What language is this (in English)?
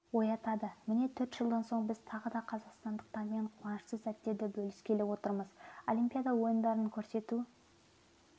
Kazakh